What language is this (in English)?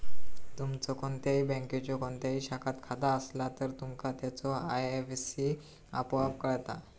Marathi